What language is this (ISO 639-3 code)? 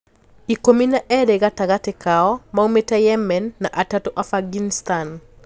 kik